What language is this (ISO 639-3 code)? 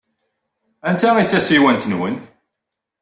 kab